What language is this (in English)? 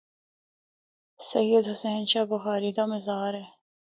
Northern Hindko